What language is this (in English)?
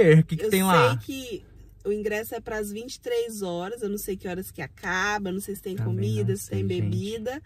Portuguese